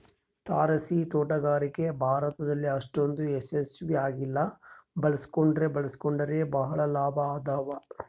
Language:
Kannada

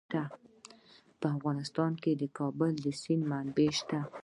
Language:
Pashto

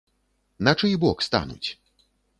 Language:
Belarusian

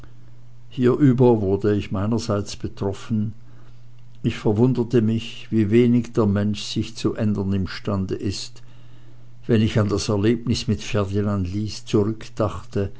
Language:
German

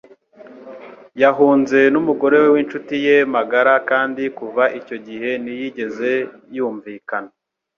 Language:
Kinyarwanda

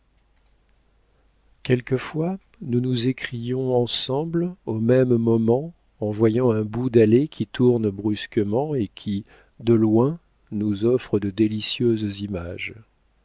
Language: French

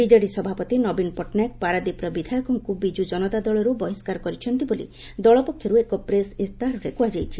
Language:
Odia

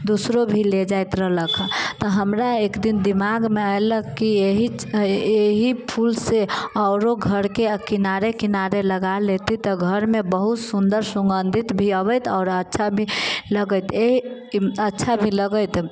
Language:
Maithili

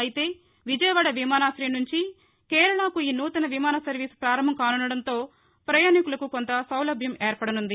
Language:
Telugu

